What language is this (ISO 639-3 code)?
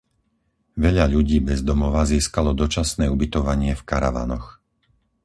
slk